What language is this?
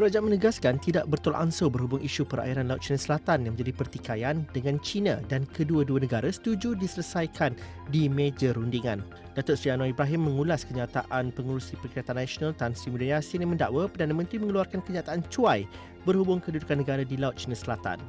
Malay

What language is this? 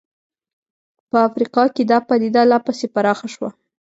Pashto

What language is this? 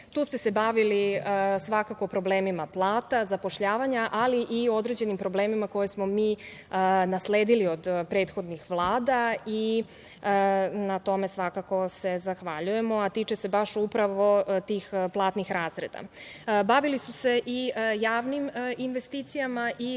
Serbian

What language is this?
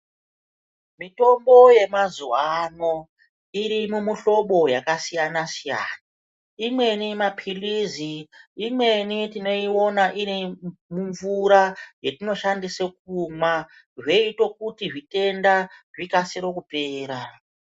Ndau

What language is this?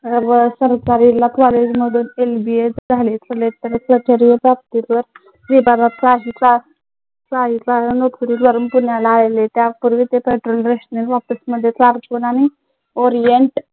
Marathi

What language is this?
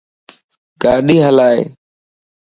Lasi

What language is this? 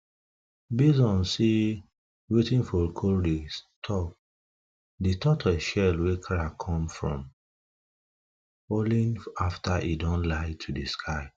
Nigerian Pidgin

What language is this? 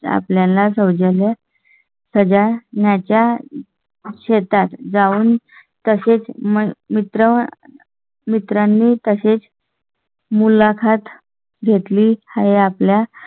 Marathi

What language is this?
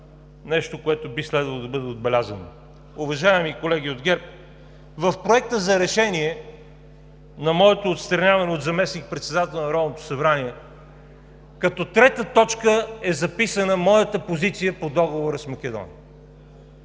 Bulgarian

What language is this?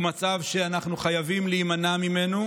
Hebrew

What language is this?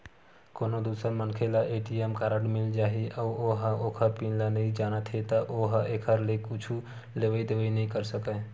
Chhattisgarhi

